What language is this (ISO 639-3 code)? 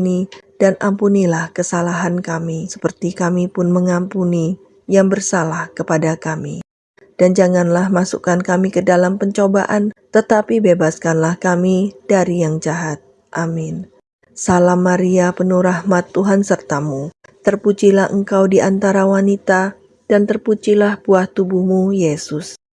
ind